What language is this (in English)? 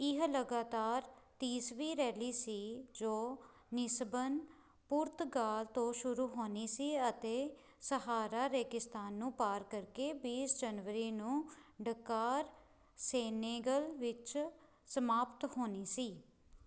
Punjabi